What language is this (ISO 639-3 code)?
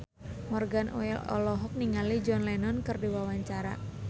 sun